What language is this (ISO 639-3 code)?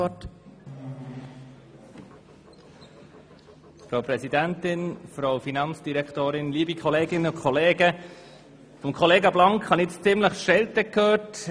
gsw